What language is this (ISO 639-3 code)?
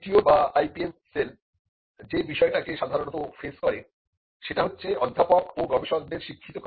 ben